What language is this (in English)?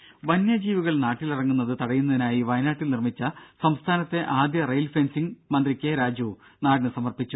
Malayalam